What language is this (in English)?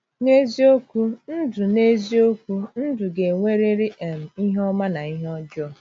Igbo